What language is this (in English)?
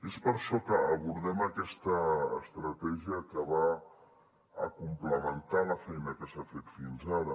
Catalan